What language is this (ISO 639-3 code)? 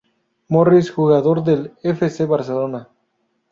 spa